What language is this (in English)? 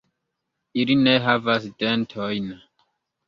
Esperanto